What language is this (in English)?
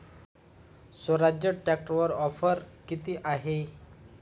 Marathi